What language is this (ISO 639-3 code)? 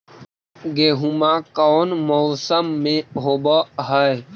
mag